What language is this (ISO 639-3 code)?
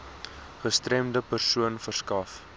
afr